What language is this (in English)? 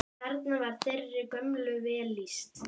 Icelandic